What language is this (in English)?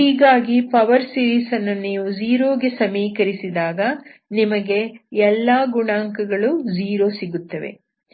Kannada